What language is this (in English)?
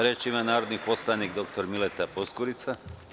Serbian